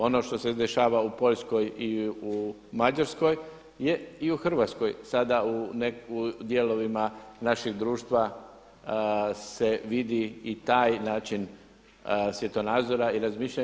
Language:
Croatian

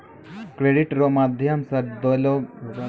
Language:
Maithili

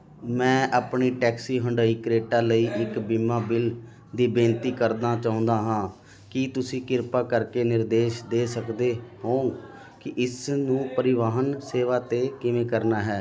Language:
Punjabi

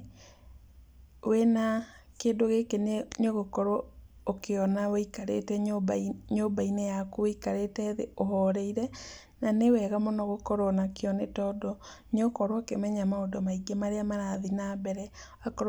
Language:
Kikuyu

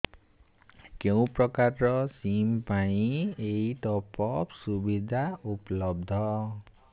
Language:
Odia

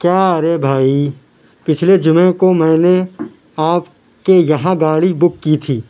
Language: Urdu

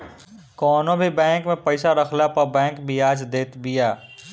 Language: Bhojpuri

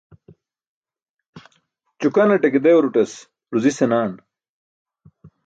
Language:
Burushaski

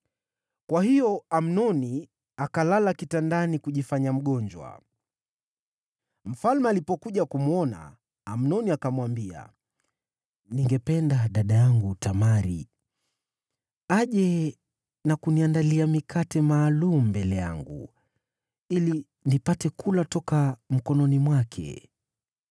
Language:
Swahili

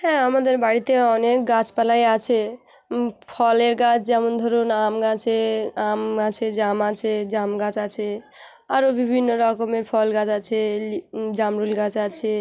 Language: Bangla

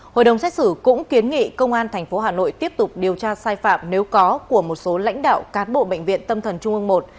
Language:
Vietnamese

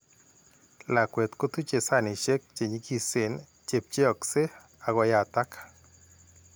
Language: Kalenjin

